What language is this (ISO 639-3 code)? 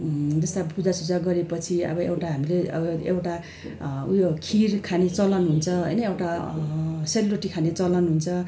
nep